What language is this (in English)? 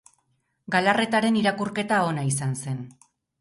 Basque